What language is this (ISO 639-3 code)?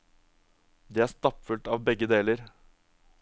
nor